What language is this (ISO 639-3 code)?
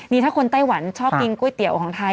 tha